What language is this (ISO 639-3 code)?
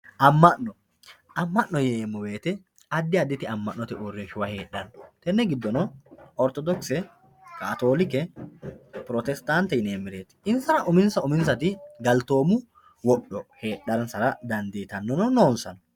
sid